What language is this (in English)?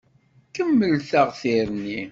Kabyle